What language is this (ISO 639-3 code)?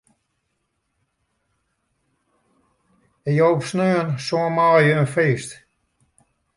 fry